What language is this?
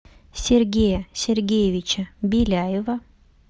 Russian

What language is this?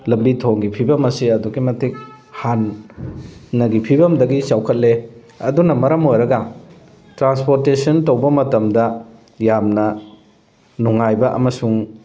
Manipuri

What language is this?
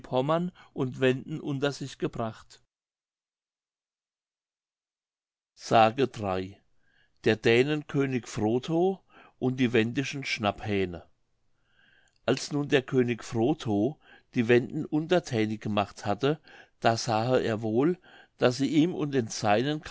German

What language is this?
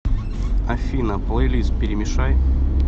Russian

